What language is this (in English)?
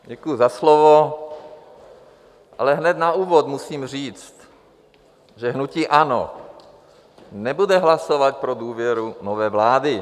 Czech